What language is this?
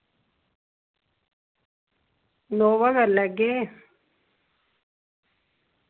Dogri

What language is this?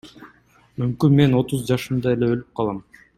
Kyrgyz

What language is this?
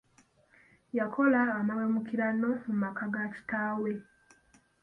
Ganda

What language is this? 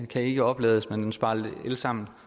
Danish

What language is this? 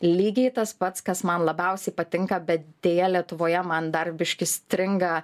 Lithuanian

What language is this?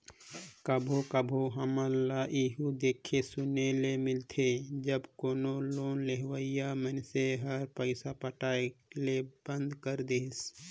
Chhattisgarhi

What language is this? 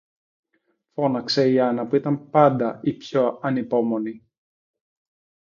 Greek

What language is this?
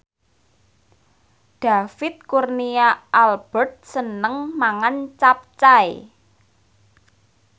Javanese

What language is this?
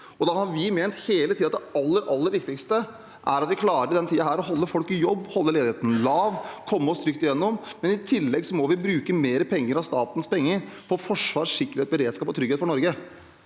Norwegian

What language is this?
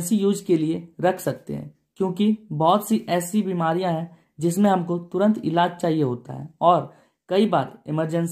Hindi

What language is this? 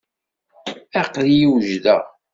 Kabyle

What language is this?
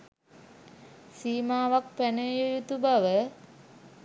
Sinhala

